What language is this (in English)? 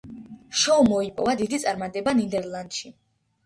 Georgian